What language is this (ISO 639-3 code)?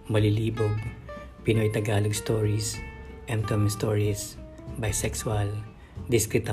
fil